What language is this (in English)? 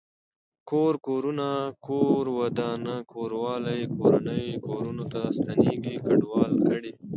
Pashto